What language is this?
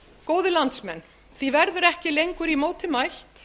Icelandic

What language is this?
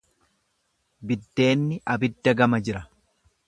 Oromo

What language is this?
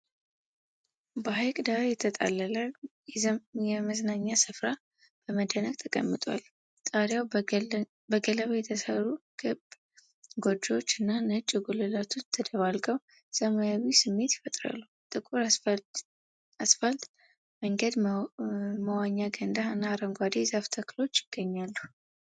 Amharic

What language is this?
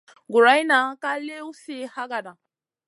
Masana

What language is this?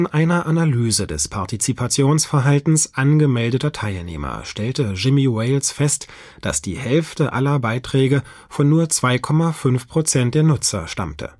German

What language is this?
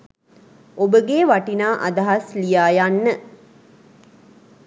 Sinhala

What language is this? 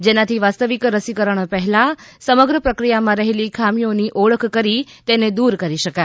Gujarati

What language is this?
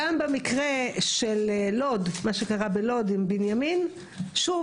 Hebrew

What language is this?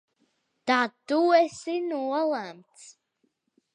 Latvian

